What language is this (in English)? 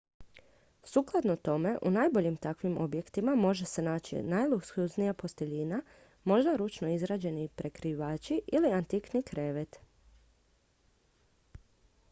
Croatian